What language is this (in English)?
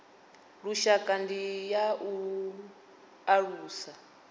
Venda